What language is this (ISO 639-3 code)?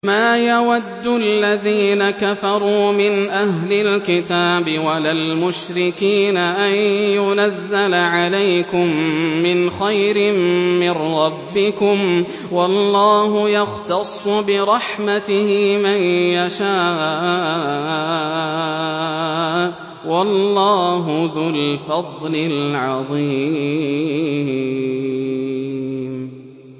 ara